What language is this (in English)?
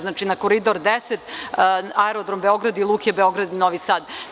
Serbian